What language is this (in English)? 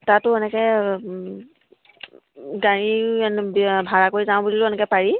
Assamese